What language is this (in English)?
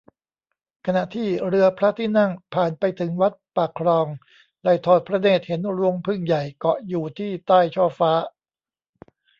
Thai